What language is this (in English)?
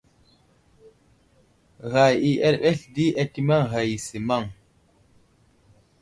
Wuzlam